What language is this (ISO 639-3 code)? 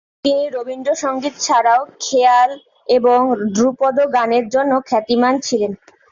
ben